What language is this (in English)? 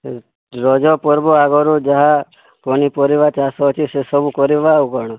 Odia